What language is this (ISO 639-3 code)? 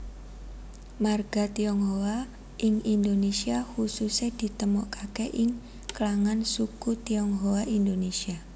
jav